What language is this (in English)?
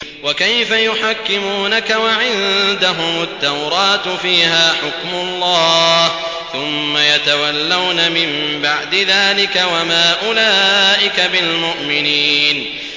Arabic